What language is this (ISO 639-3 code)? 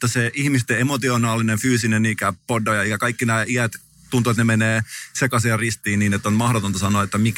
fin